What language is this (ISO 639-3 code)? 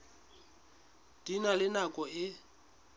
sot